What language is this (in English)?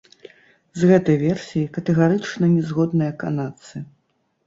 Belarusian